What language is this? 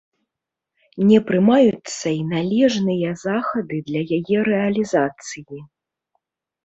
Belarusian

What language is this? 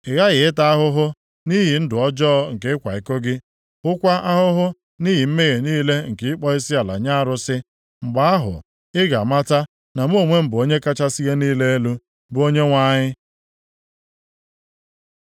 Igbo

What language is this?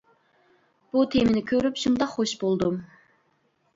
Uyghur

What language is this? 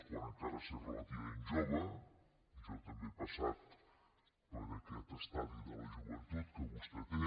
Catalan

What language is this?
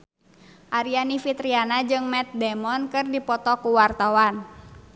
Sundanese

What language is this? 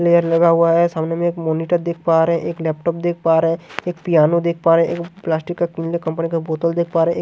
Hindi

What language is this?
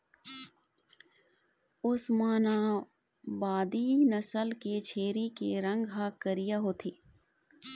Chhattisgarhi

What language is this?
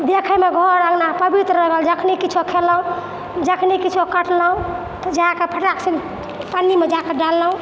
Maithili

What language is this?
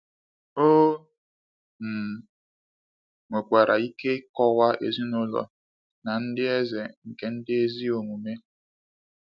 Igbo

